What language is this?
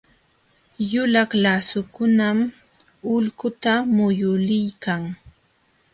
Jauja Wanca Quechua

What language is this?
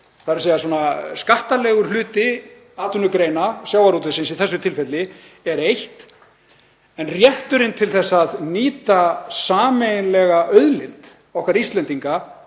Icelandic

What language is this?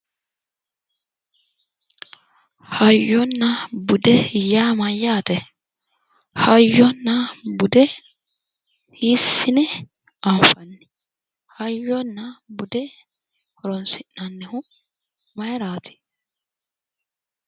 Sidamo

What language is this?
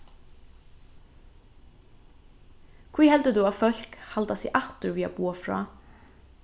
Faroese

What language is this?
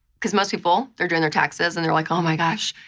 English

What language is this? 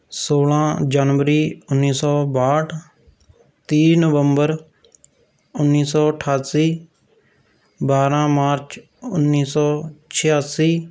Punjabi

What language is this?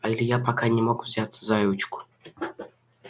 Russian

